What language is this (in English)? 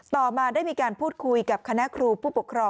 Thai